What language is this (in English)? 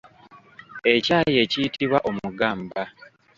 Ganda